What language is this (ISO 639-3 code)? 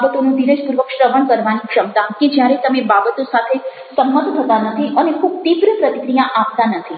guj